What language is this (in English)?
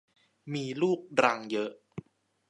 Thai